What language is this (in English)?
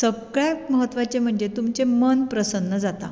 Konkani